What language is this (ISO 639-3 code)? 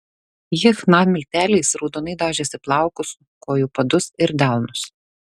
lit